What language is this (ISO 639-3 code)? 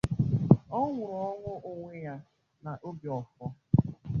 ibo